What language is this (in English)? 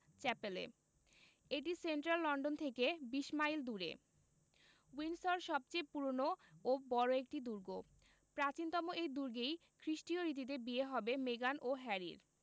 Bangla